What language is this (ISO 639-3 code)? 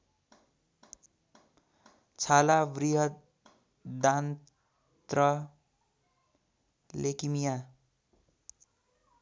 nep